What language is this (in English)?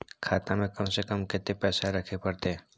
Maithili